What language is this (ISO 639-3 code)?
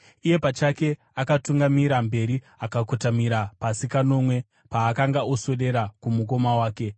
sna